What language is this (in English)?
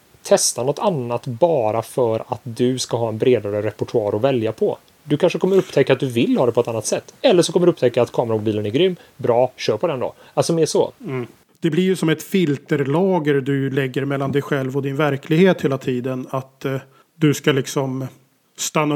Swedish